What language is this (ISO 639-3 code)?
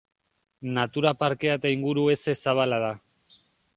eus